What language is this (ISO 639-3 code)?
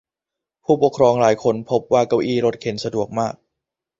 tha